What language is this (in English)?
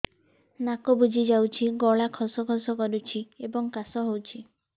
Odia